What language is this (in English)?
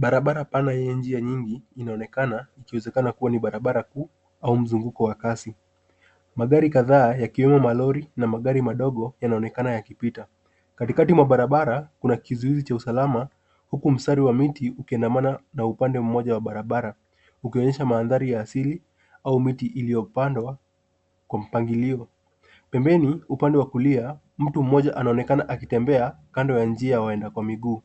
Swahili